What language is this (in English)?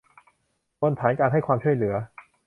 Thai